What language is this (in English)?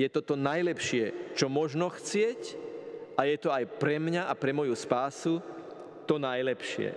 Slovak